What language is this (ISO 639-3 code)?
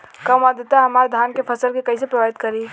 bho